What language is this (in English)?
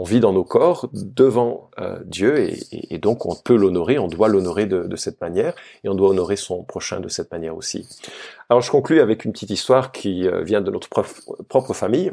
French